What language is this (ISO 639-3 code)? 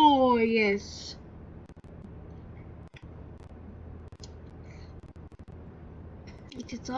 pol